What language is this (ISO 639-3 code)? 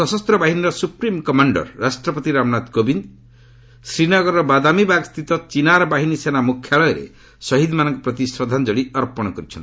ori